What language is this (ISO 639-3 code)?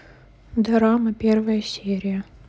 rus